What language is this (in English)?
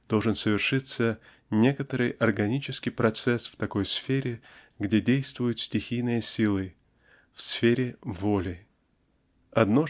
Russian